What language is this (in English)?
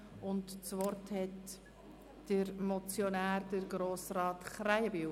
Swiss German